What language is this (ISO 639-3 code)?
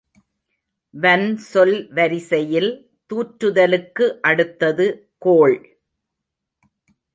tam